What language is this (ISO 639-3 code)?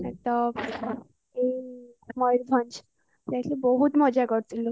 ori